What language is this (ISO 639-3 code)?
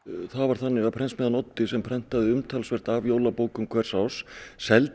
isl